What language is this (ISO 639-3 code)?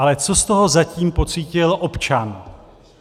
ces